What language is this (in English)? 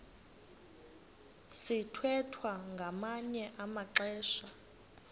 Xhosa